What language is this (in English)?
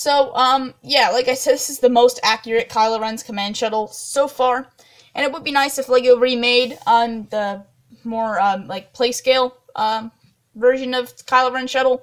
English